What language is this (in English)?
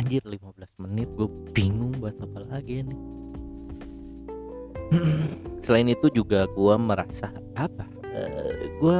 Indonesian